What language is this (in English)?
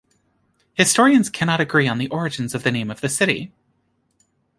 English